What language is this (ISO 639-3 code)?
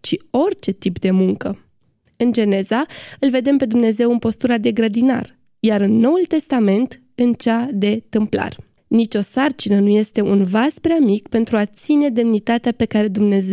ron